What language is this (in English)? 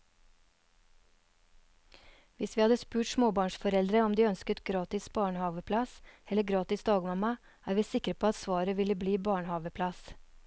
Norwegian